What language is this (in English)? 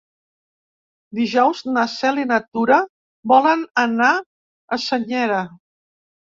Catalan